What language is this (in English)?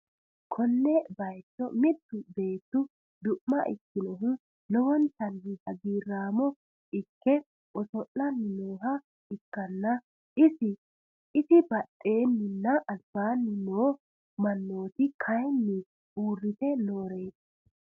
Sidamo